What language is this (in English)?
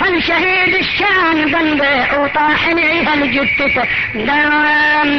Arabic